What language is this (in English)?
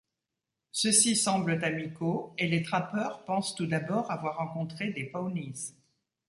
French